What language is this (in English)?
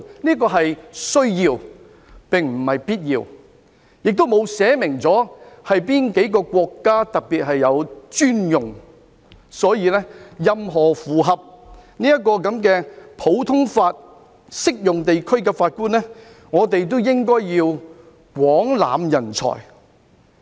Cantonese